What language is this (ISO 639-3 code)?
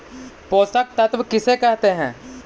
mag